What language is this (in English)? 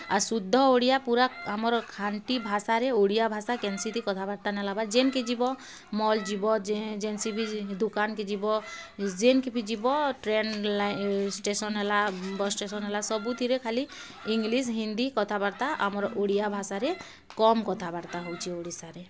Odia